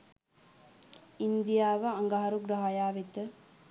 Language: Sinhala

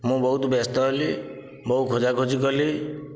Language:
Odia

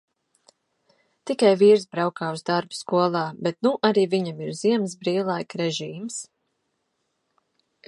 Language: Latvian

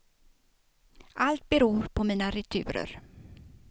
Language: Swedish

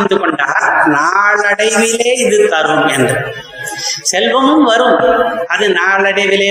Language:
Tamil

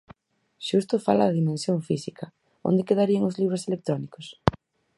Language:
Galician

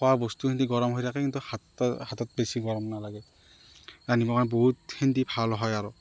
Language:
Assamese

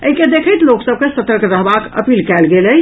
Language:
Maithili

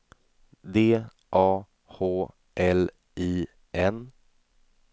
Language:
Swedish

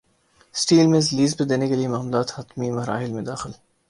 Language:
Urdu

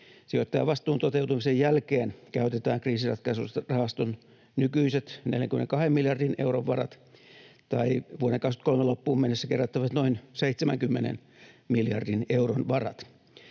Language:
Finnish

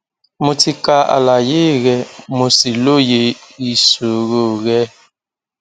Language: Yoruba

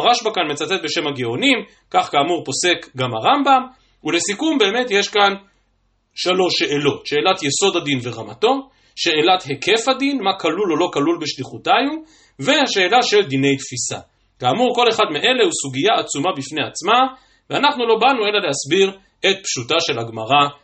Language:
Hebrew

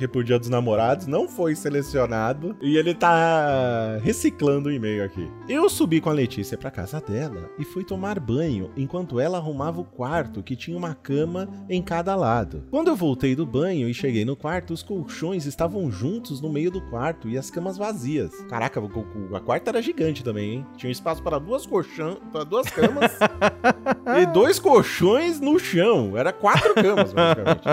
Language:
Portuguese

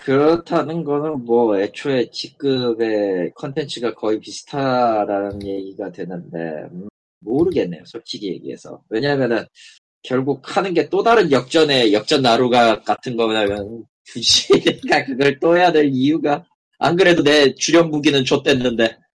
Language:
Korean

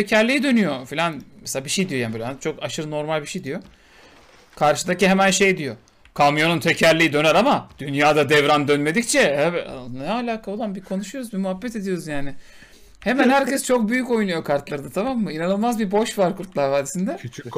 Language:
Turkish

